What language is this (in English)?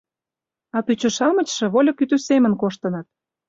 Mari